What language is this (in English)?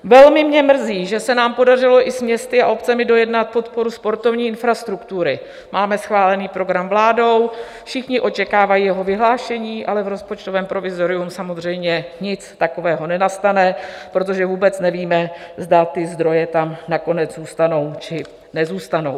Czech